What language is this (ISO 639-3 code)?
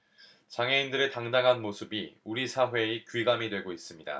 kor